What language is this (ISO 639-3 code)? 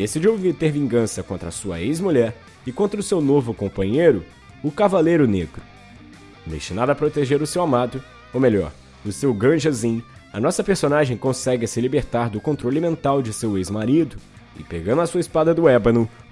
por